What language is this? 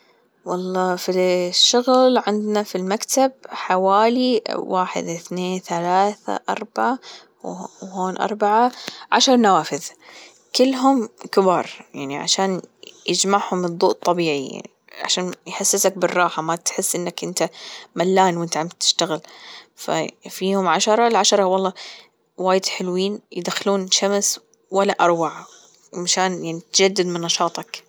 Gulf Arabic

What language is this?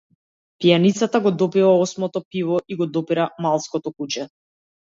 Macedonian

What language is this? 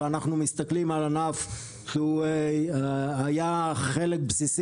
Hebrew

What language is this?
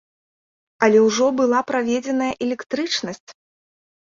Belarusian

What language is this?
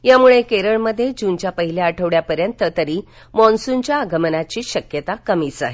Marathi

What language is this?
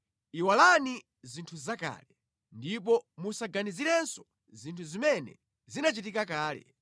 Nyanja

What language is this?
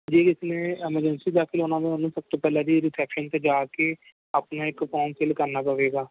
Punjabi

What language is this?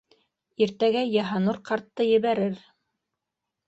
Bashkir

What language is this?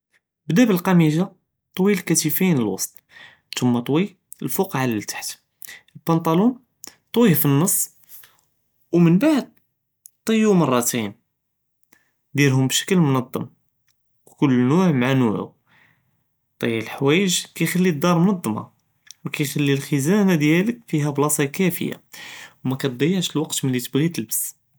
Judeo-Arabic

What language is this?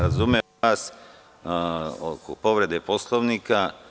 Serbian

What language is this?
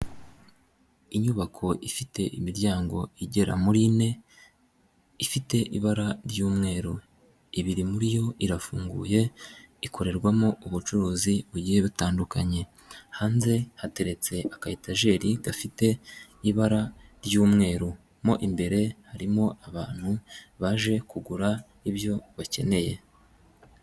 Kinyarwanda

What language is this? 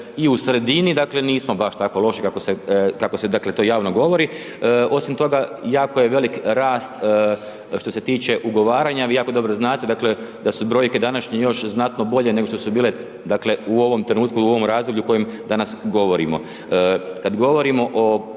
Croatian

